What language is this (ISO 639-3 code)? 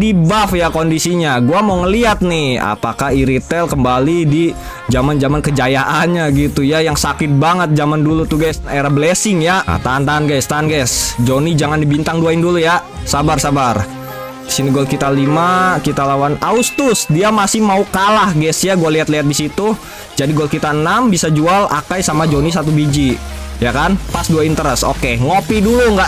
ind